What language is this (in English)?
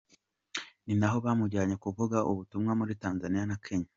Kinyarwanda